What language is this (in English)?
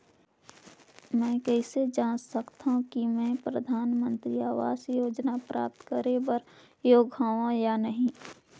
Chhattisgarhi